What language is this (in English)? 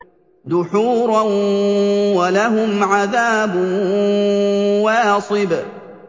Arabic